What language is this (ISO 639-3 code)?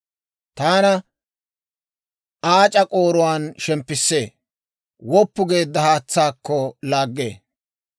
dwr